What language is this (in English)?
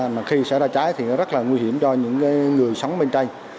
Vietnamese